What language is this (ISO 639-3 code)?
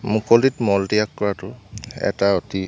asm